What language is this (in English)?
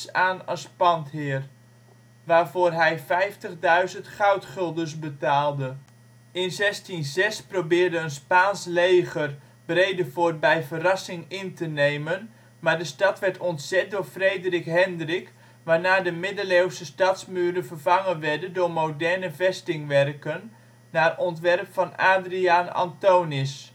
Dutch